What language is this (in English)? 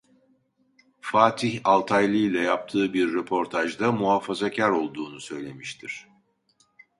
Turkish